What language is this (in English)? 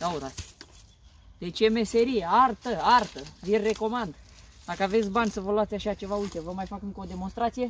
Romanian